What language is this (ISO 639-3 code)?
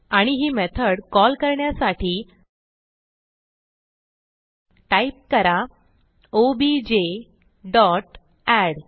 mar